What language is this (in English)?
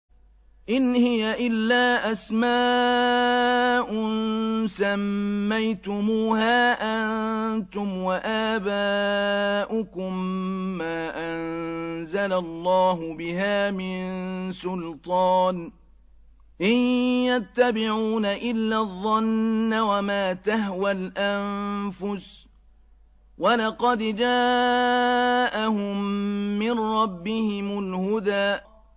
Arabic